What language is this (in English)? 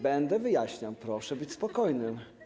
Polish